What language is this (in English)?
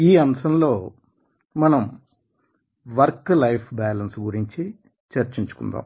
Telugu